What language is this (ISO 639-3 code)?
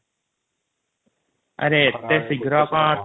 ori